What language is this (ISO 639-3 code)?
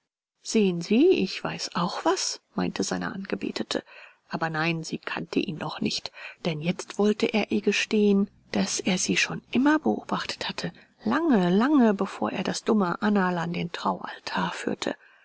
deu